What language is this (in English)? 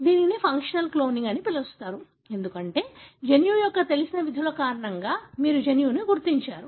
Telugu